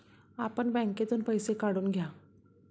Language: Marathi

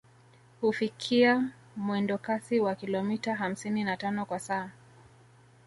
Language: Swahili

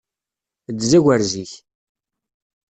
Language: Kabyle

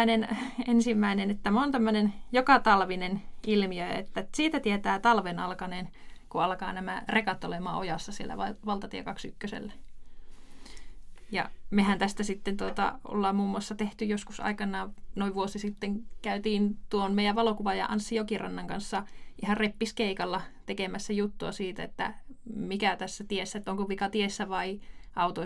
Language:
Finnish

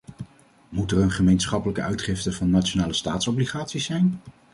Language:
Dutch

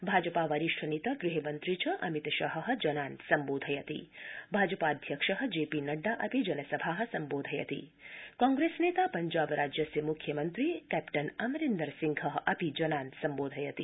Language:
Sanskrit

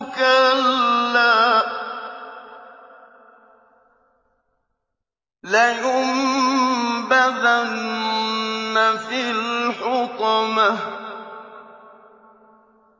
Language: Arabic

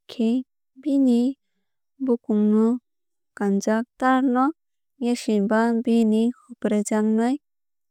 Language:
Kok Borok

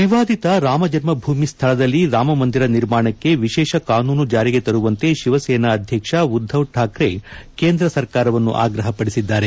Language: Kannada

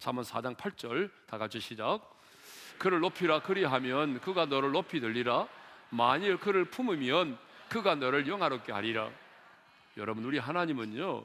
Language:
Korean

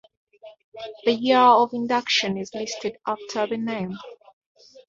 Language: English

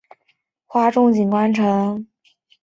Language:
Chinese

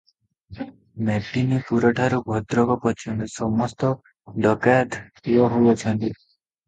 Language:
Odia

